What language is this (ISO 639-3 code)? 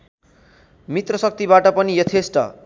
nep